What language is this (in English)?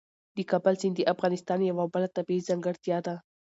Pashto